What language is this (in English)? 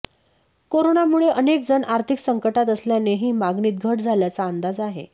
Marathi